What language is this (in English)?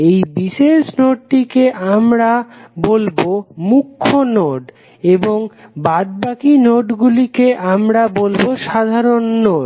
Bangla